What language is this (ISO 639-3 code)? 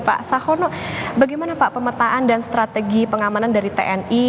ind